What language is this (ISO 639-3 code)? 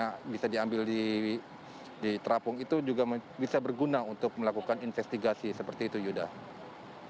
ind